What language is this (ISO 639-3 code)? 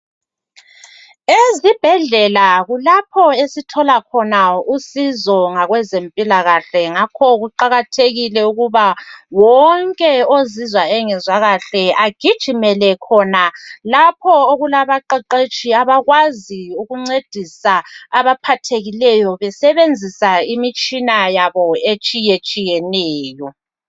nde